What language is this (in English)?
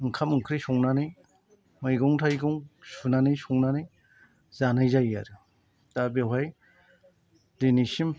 Bodo